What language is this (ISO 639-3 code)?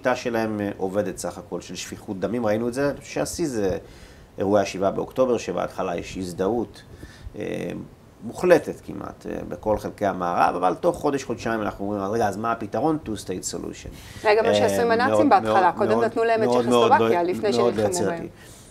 heb